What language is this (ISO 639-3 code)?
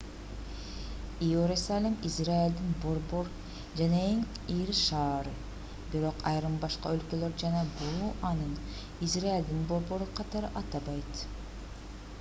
kir